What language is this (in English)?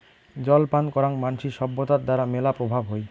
Bangla